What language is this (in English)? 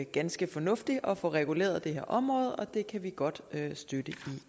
Danish